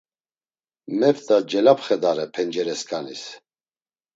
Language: Laz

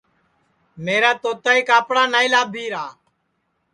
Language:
Sansi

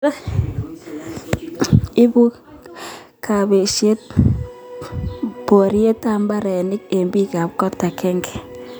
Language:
Kalenjin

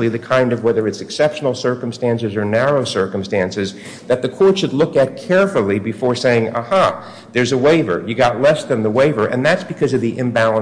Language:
English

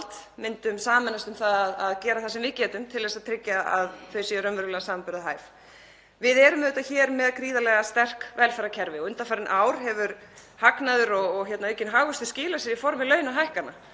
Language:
Icelandic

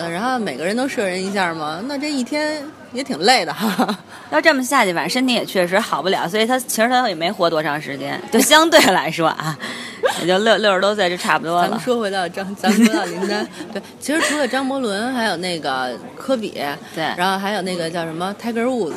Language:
Chinese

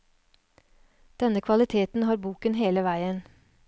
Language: Norwegian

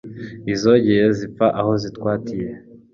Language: Kinyarwanda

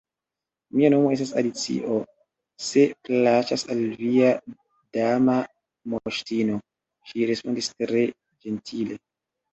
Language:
Esperanto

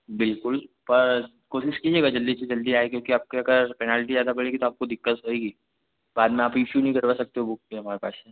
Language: Hindi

